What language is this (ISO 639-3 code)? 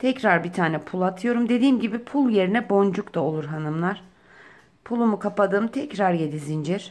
tur